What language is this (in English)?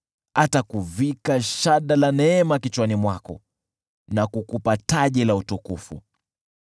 Swahili